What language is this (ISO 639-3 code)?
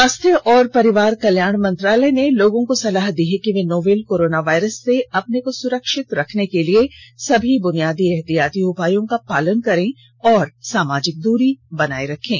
hin